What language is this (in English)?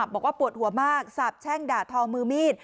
Thai